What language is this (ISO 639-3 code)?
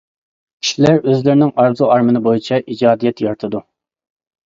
uig